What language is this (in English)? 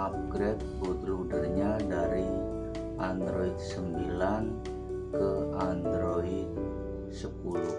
Indonesian